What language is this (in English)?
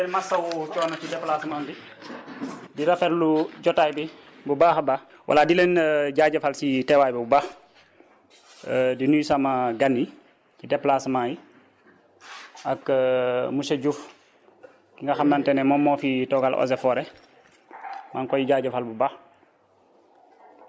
Wolof